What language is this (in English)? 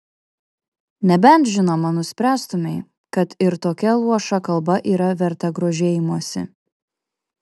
Lithuanian